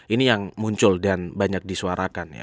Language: Indonesian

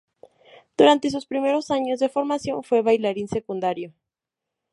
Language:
Spanish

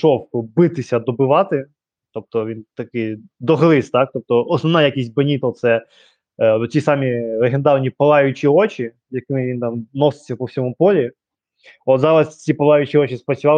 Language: Ukrainian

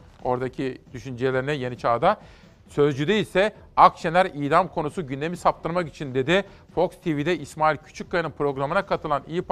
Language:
Turkish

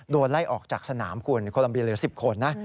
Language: Thai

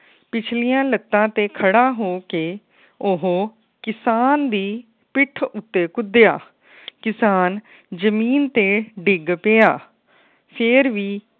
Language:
Punjabi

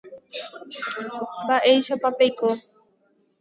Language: Guarani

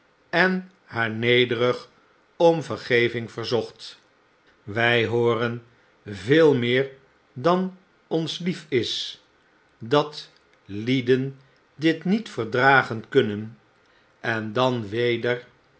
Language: Dutch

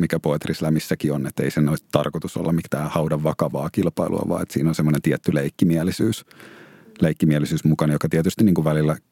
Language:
Finnish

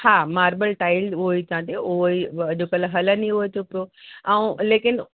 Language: Sindhi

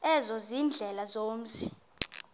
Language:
Xhosa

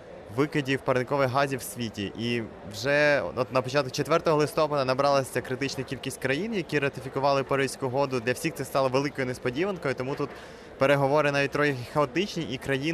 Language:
Ukrainian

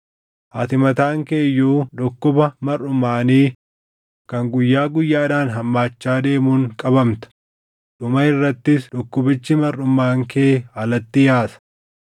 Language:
Oromo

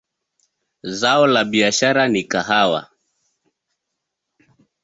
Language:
Swahili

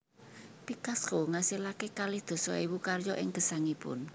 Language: Javanese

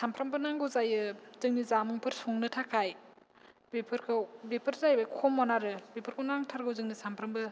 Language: Bodo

